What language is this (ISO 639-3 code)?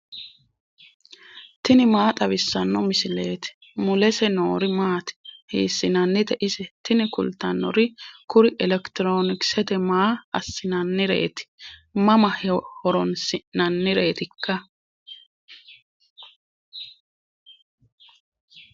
sid